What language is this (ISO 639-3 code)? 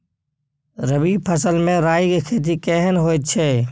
mai